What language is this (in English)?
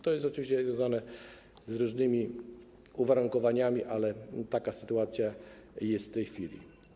Polish